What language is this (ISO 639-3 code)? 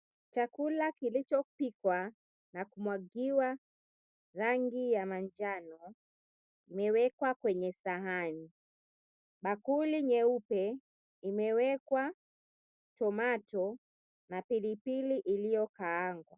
swa